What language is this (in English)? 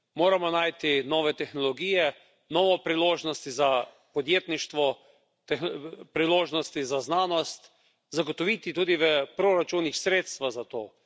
Slovenian